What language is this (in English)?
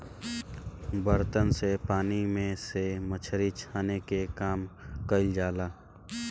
Bhojpuri